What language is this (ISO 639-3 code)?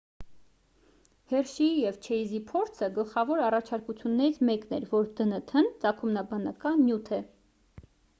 hye